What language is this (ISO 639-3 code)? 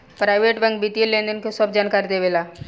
bho